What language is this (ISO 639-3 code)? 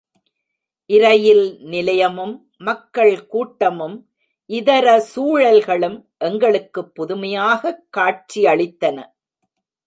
tam